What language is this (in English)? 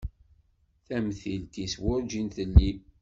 Kabyle